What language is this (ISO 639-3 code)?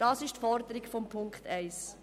gsw